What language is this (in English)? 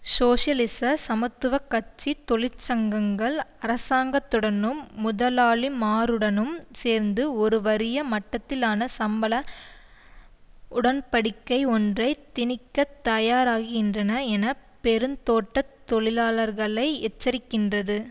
Tamil